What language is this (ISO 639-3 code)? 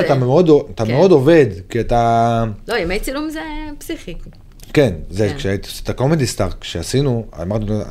heb